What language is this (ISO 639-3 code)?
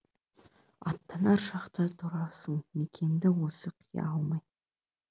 kaz